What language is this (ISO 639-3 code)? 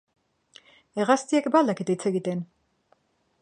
eus